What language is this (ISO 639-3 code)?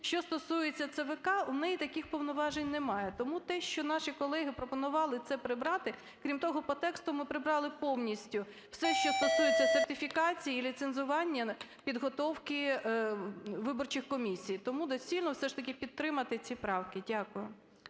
ukr